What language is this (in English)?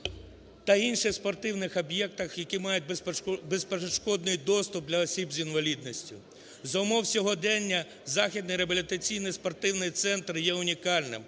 Ukrainian